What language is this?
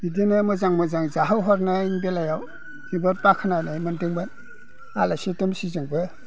Bodo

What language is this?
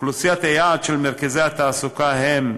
Hebrew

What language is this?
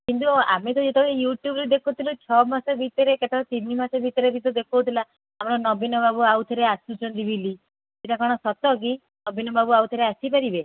Odia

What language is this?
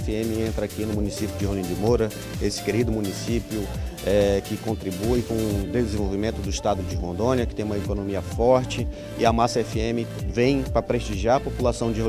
Portuguese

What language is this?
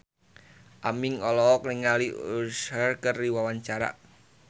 Sundanese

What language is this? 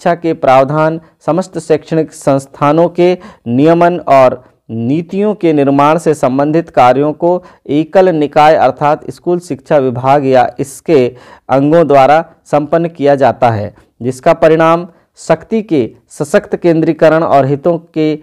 Hindi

